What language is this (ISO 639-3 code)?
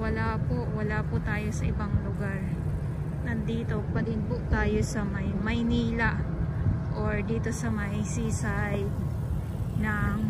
fil